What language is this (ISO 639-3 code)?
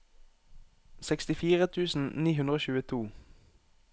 nor